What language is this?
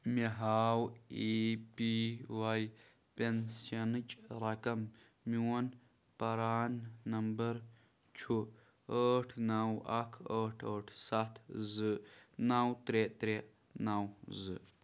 Kashmiri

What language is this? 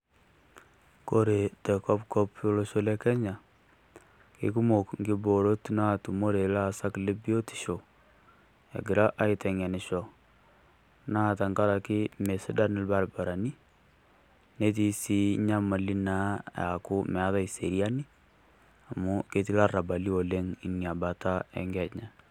Masai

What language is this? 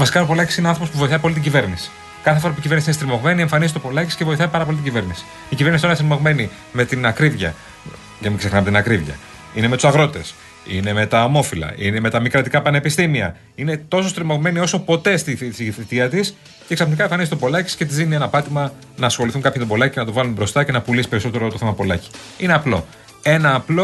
Greek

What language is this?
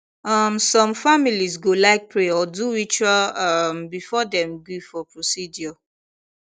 Nigerian Pidgin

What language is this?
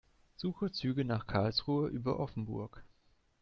German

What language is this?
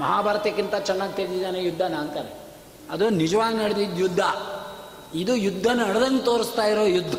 Kannada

